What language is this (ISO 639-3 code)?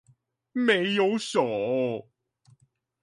zho